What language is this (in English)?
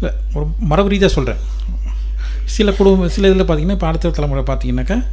Tamil